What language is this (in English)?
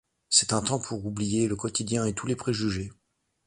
French